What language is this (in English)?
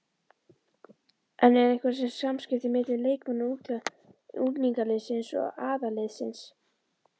Icelandic